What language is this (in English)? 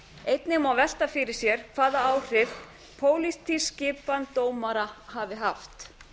Icelandic